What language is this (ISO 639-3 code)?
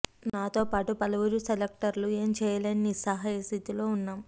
tel